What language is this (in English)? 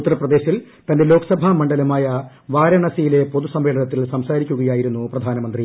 Malayalam